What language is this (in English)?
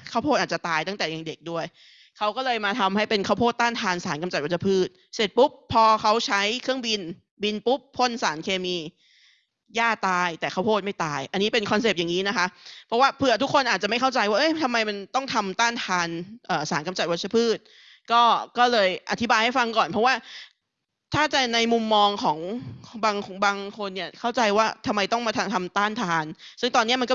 Thai